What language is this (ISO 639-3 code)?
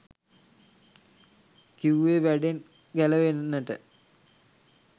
sin